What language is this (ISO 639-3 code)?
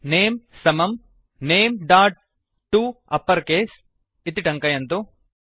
san